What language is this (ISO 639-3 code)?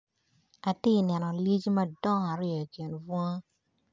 ach